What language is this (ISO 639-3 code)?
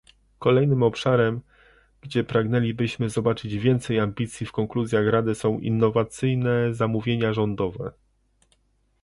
pol